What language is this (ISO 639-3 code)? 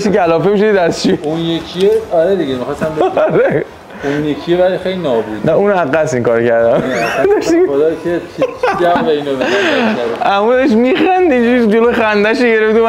fas